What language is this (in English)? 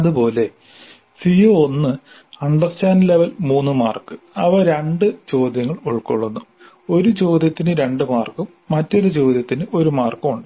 Malayalam